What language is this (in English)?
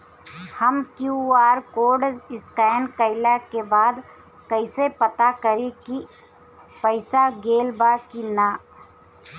Bhojpuri